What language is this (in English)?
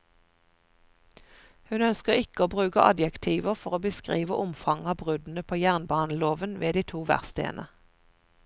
Norwegian